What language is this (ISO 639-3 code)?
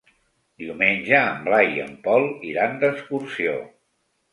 cat